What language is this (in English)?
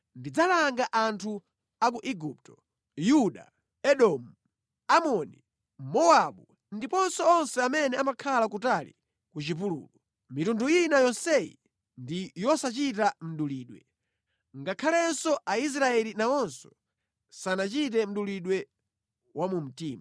Nyanja